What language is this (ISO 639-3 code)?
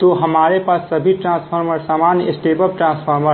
hin